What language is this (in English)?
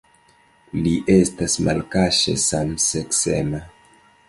Esperanto